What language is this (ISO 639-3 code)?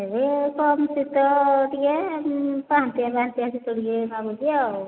ori